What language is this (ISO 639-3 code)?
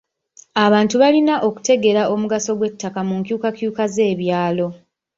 lug